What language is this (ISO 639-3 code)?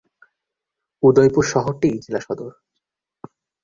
ben